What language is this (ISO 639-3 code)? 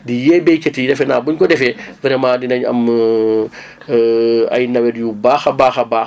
wol